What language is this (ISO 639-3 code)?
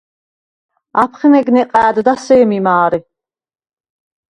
sva